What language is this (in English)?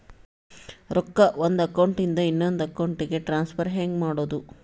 Kannada